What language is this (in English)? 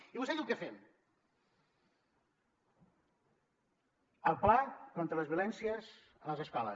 Catalan